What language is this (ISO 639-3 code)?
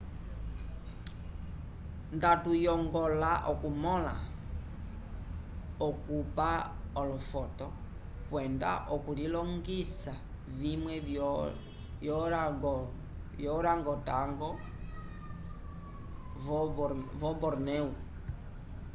umb